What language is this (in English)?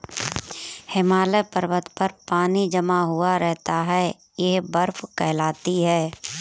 Hindi